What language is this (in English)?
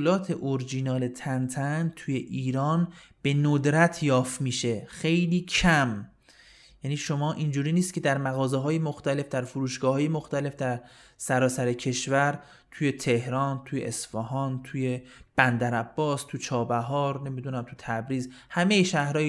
Persian